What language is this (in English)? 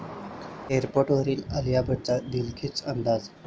Marathi